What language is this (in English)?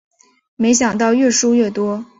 Chinese